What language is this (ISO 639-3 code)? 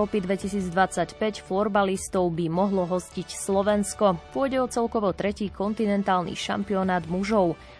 slk